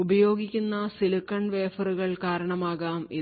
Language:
Malayalam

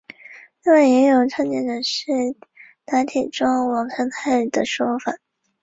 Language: Chinese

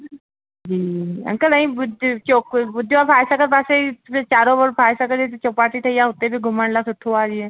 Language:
Sindhi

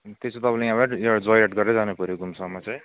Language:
Nepali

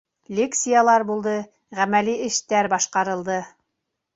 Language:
Bashkir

